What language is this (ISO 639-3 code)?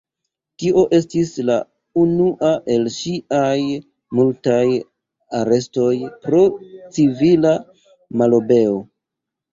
epo